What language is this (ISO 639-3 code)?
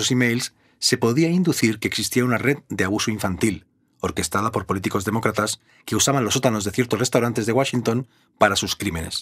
spa